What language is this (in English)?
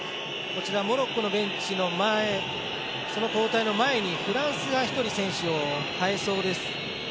Japanese